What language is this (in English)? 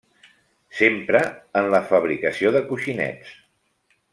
Catalan